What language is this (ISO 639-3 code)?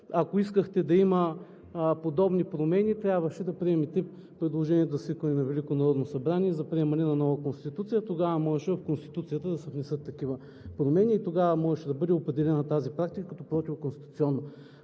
bul